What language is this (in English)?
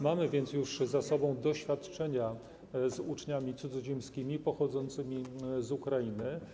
Polish